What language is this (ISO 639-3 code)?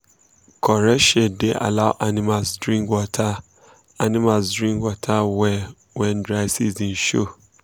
pcm